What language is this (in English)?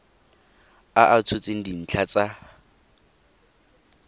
Tswana